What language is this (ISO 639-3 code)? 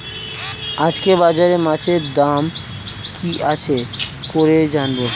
ben